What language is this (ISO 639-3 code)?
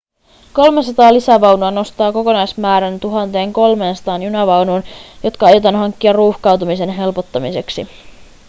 fin